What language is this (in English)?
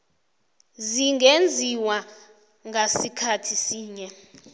South Ndebele